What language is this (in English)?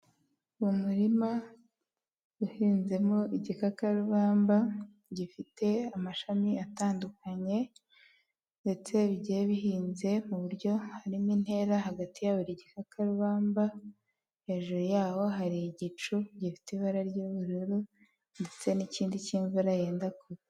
Kinyarwanda